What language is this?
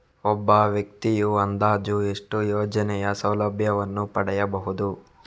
Kannada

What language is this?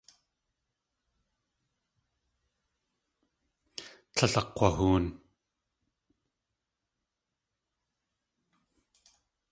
Tlingit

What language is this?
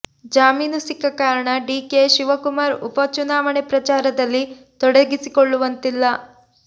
Kannada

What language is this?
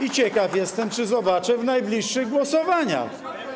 Polish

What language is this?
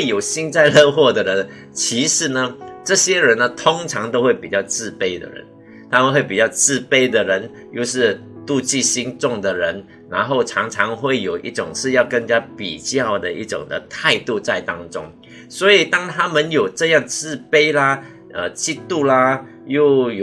Chinese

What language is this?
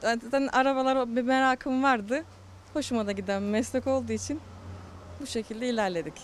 Turkish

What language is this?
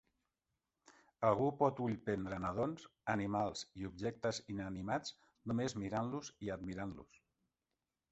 Catalan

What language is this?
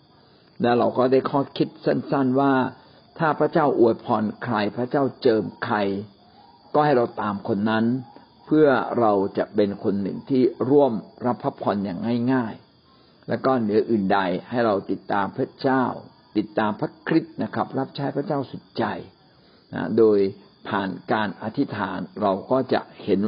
Thai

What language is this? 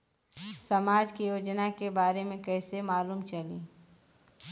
Bhojpuri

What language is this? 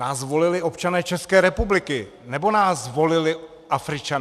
Czech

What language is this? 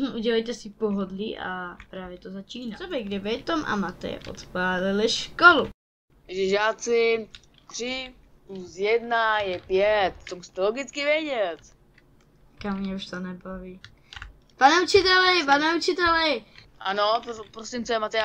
Czech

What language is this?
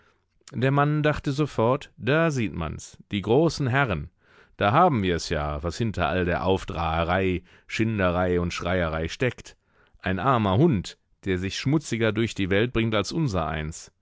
German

